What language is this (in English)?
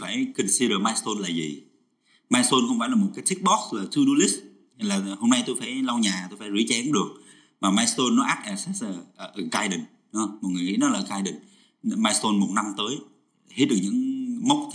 Vietnamese